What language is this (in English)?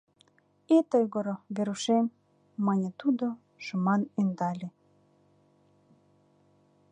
Mari